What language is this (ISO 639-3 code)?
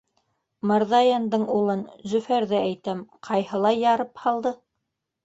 bak